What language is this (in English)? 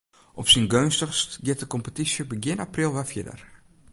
Western Frisian